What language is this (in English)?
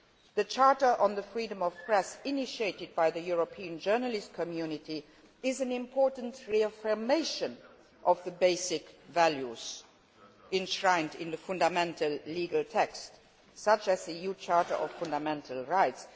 English